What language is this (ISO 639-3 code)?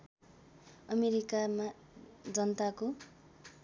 nep